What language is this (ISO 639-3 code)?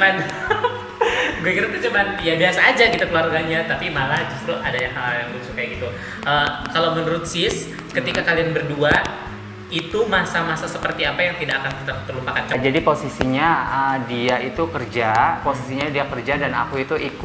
ind